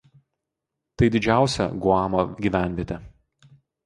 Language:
Lithuanian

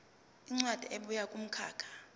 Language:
Zulu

